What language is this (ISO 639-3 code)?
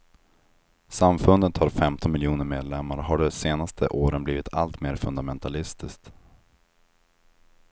swe